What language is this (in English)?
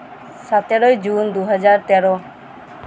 Santali